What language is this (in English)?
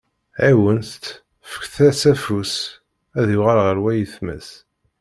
Kabyle